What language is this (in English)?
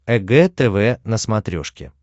Russian